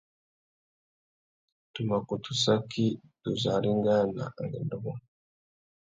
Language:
Tuki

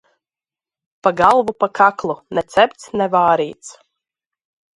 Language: Latvian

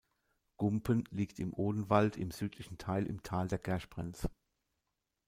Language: German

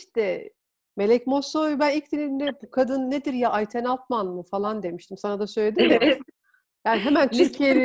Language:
Turkish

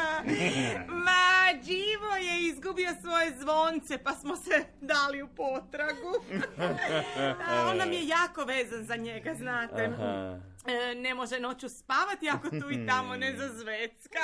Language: Croatian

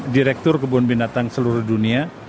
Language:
Indonesian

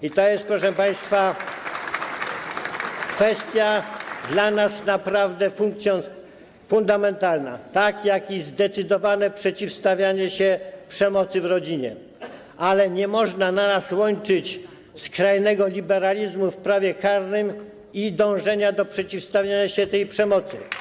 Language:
Polish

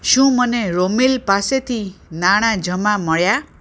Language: Gujarati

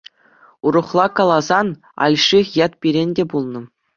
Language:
Chuvash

